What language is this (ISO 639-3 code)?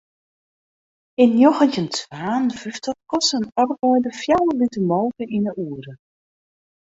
fry